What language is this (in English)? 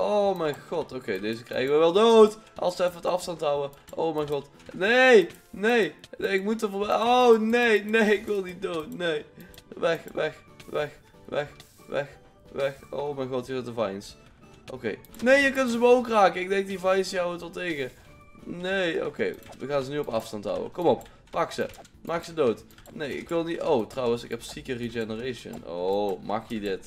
Dutch